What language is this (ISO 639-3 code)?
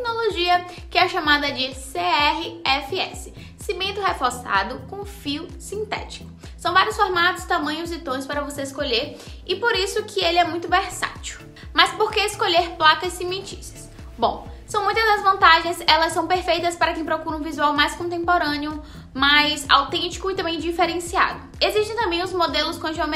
por